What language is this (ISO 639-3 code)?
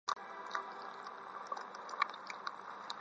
zho